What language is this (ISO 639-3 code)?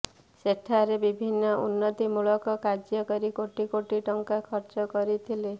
ori